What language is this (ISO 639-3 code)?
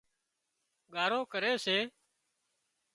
kxp